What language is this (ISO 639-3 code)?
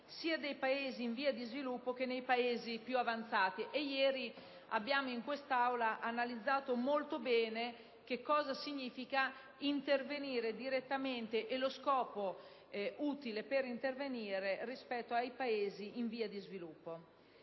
ita